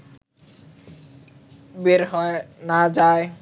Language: Bangla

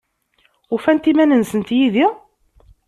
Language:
Kabyle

